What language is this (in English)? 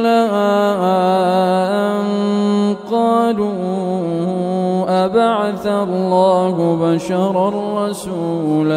Arabic